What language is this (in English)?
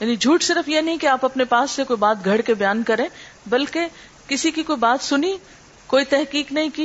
Urdu